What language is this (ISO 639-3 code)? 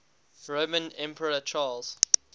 eng